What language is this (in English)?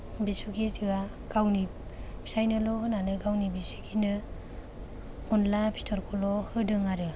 Bodo